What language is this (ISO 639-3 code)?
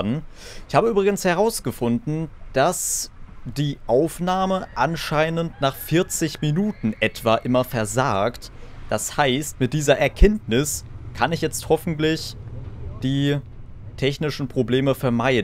deu